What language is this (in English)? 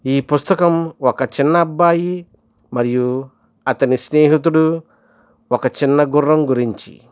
Telugu